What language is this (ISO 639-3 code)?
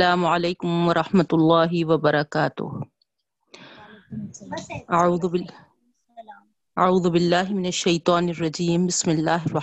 urd